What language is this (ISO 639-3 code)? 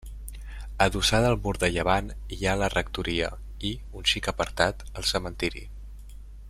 cat